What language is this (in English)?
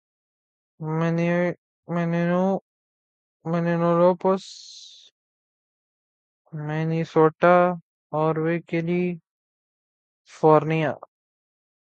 Urdu